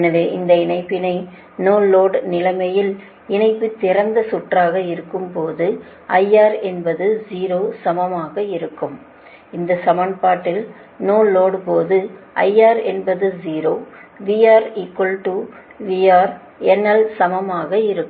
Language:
Tamil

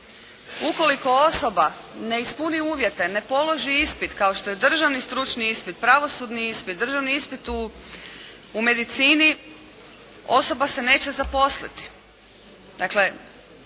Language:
Croatian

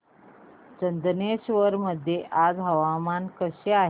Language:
Marathi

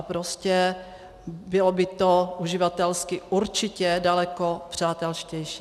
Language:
Czech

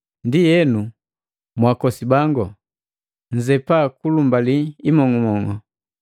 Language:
Matengo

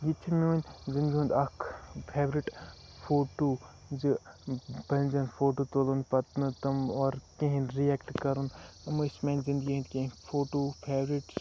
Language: Kashmiri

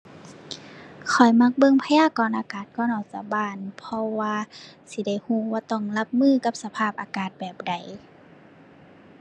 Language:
Thai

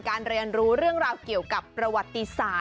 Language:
Thai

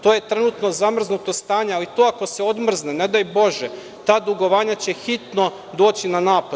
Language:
Serbian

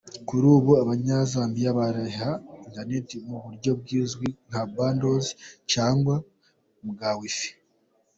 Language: Kinyarwanda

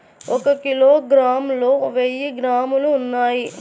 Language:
Telugu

